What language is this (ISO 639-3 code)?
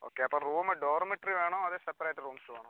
mal